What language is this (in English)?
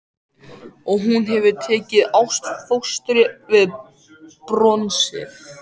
Icelandic